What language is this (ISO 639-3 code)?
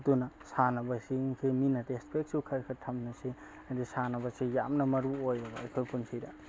mni